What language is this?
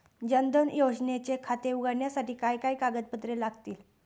Marathi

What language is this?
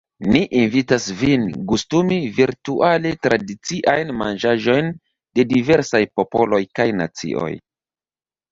Esperanto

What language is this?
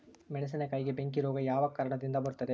Kannada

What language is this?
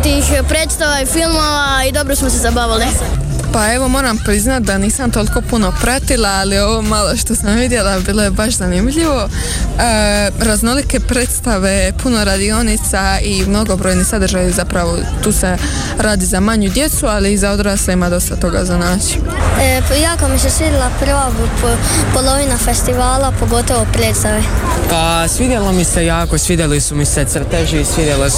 Croatian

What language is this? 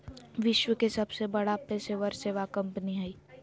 Magahi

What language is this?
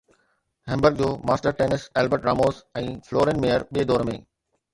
Sindhi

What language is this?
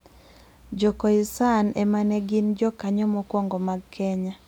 Luo (Kenya and Tanzania)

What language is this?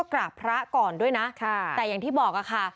Thai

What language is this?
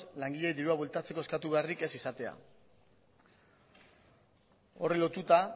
Basque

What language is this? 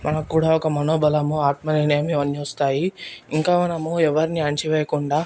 Telugu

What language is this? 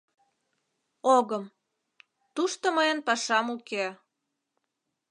Mari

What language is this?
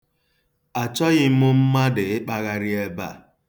Igbo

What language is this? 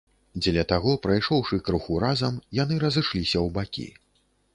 Belarusian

